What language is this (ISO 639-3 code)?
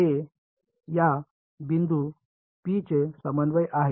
mar